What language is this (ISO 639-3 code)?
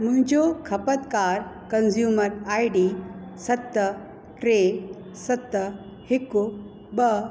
snd